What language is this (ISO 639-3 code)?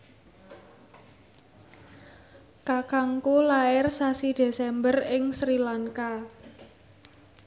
jav